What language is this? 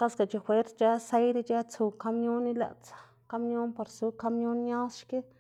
Xanaguía Zapotec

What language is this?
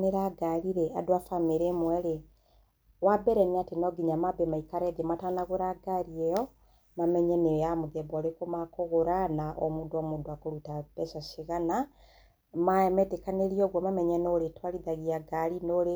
Kikuyu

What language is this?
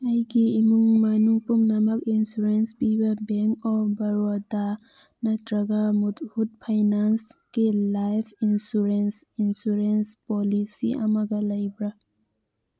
Manipuri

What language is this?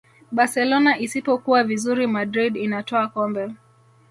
Swahili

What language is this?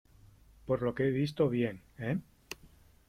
Spanish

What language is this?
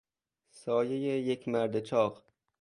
Persian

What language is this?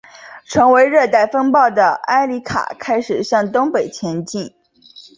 Chinese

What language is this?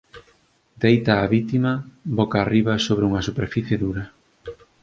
Galician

